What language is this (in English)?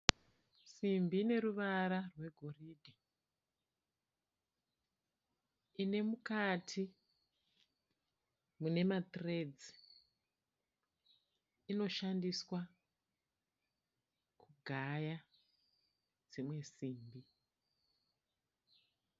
Shona